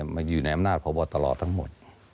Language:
Thai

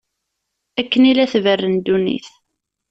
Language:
Kabyle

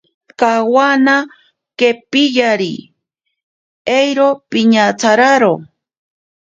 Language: Ashéninka Perené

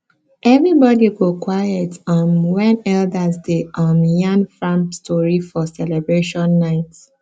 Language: Nigerian Pidgin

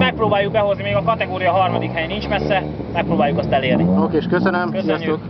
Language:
Hungarian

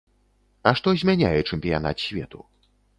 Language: Belarusian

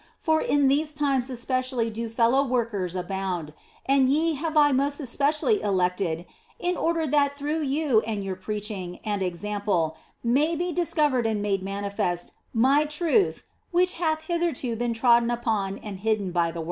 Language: English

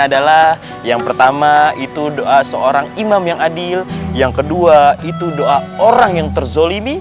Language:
Indonesian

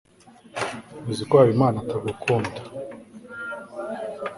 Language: Kinyarwanda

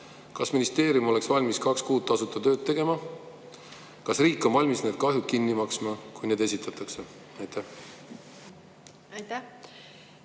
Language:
Estonian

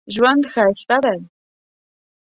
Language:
Pashto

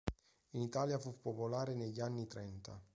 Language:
Italian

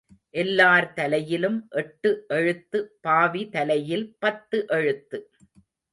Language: Tamil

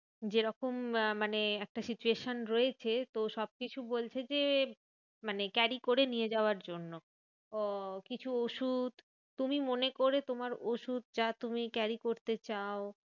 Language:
Bangla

